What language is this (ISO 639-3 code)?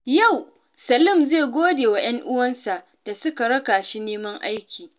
hau